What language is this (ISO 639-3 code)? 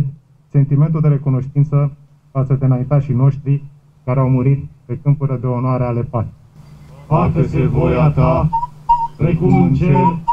ron